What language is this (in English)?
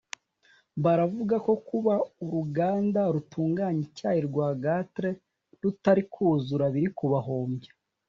Kinyarwanda